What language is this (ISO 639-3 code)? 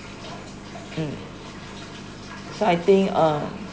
eng